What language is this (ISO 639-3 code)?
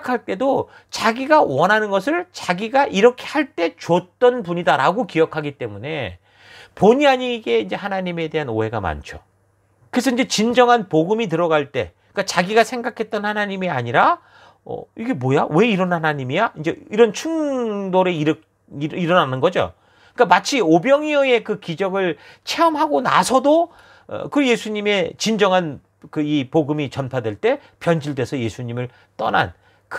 kor